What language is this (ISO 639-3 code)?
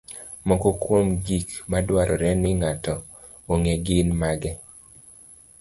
luo